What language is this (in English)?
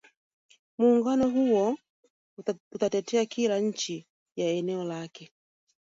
Swahili